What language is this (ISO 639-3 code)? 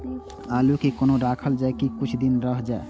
mai